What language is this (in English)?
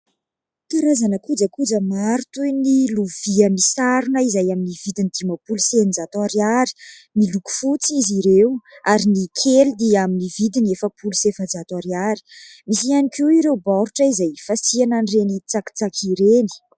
Malagasy